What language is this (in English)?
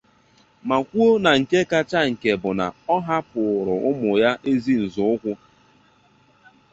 Igbo